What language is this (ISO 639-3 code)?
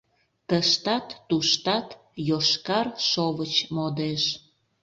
chm